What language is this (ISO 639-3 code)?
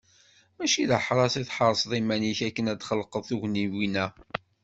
kab